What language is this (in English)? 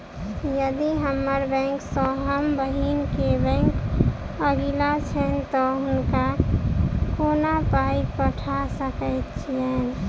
Maithili